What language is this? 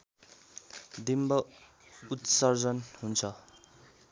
Nepali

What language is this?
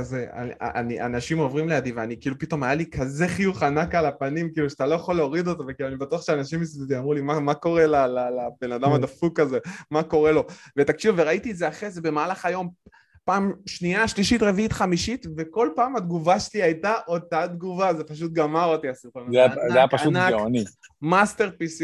Hebrew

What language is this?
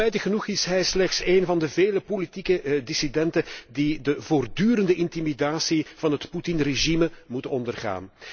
Dutch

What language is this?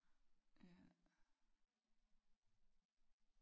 Danish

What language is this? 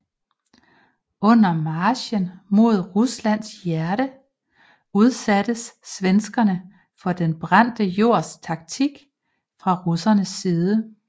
Danish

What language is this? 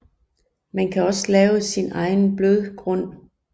Danish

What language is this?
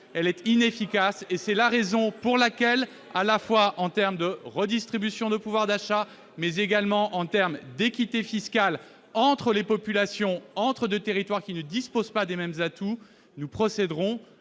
French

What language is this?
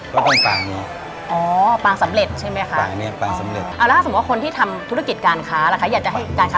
Thai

